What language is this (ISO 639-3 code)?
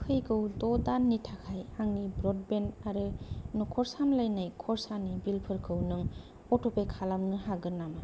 brx